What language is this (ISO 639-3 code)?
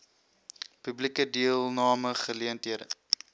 afr